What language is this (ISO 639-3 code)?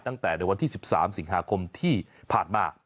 tha